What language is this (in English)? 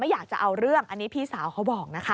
Thai